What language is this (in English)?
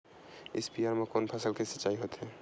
Chhattisgarhi